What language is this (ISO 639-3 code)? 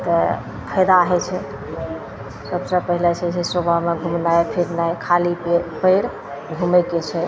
mai